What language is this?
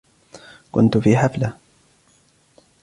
Arabic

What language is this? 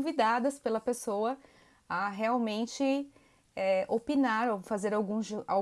Portuguese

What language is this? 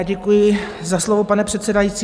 Czech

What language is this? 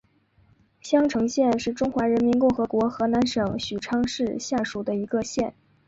Chinese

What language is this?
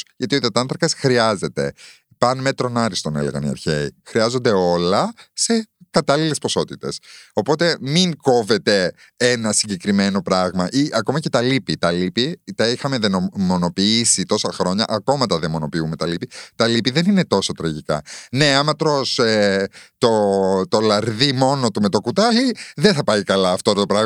Greek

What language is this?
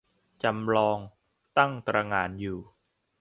Thai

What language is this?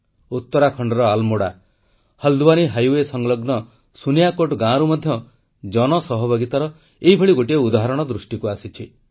Odia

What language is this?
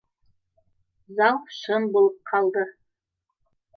Bashkir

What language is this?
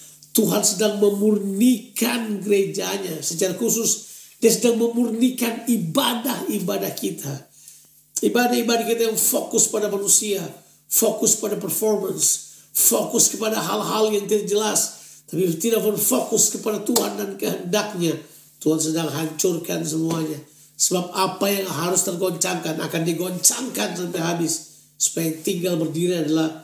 Indonesian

